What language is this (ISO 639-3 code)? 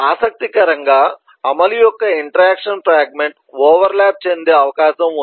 tel